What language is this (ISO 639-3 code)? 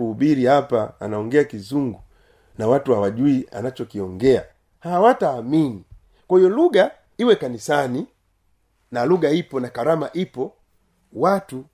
swa